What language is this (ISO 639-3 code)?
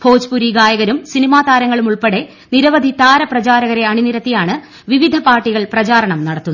mal